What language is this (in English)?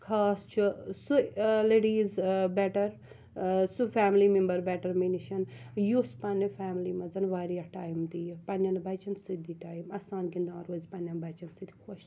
Kashmiri